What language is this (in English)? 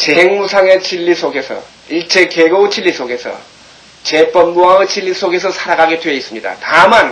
Korean